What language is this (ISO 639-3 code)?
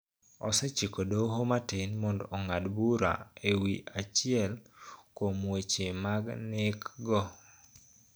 luo